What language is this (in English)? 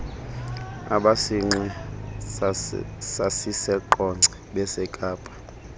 Xhosa